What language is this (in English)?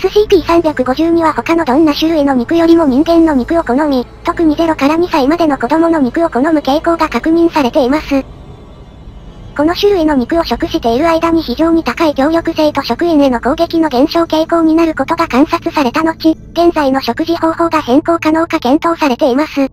Japanese